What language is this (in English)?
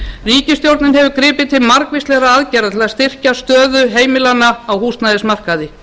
Icelandic